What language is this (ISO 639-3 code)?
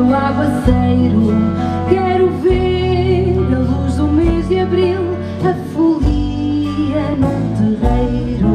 por